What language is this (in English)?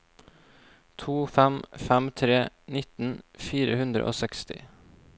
Norwegian